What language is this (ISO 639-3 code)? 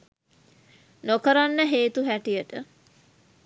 sin